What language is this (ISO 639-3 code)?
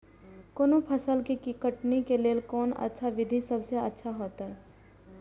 mai